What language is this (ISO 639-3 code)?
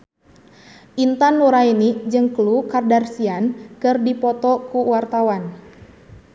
sun